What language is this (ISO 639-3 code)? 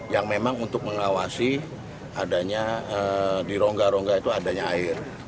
ind